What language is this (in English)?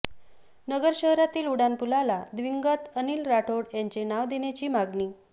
Marathi